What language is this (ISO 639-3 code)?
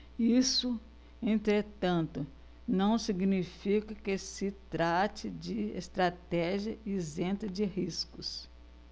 por